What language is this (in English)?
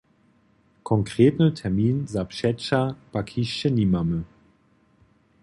Upper Sorbian